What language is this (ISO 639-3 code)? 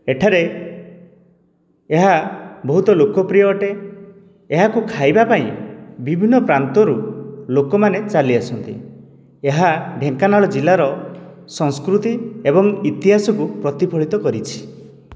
ori